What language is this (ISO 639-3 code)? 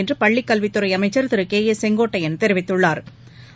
tam